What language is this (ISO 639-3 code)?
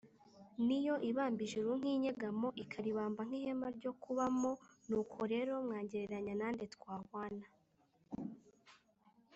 kin